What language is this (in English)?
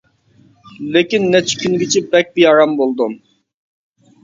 Uyghur